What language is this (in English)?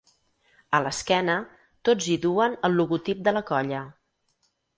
Catalan